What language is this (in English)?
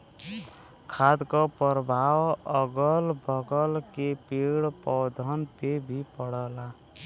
Bhojpuri